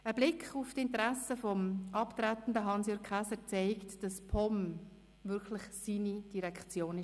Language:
Swiss German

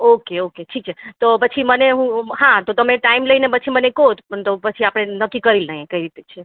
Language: Gujarati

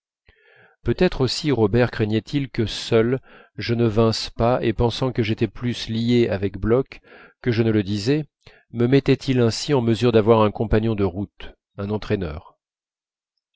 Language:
French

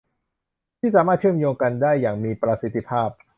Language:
Thai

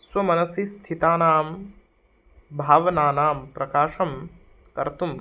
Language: Sanskrit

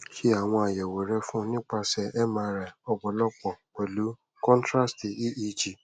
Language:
Yoruba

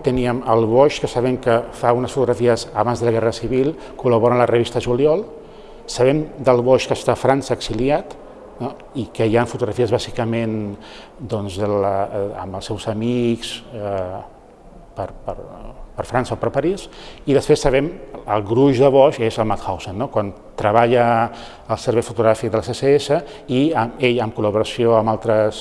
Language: Catalan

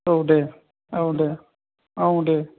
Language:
Bodo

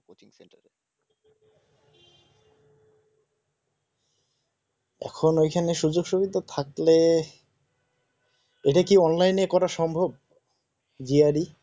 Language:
Bangla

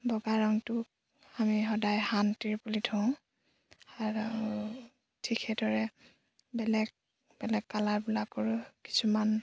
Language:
Assamese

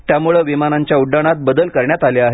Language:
Marathi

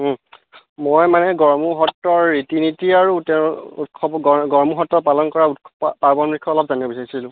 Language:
Assamese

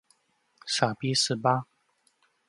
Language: Chinese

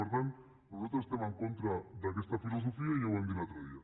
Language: Catalan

